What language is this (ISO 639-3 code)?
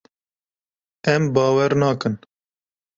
kur